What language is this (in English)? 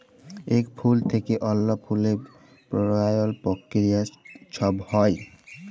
Bangla